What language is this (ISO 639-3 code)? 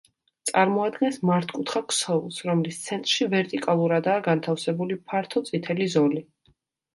kat